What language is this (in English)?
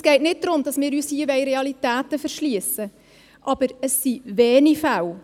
Swiss German